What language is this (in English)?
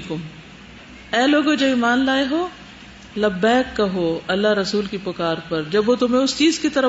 Urdu